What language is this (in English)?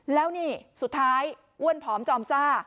Thai